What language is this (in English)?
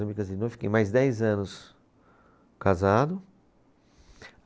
Portuguese